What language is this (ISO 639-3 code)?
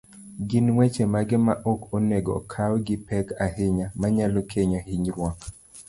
luo